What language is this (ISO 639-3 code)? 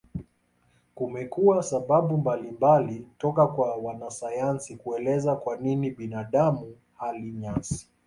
swa